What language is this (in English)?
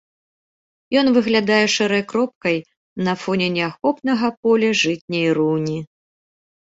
Belarusian